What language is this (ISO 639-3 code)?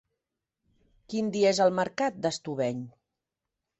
cat